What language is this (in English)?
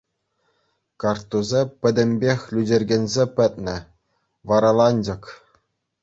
Chuvash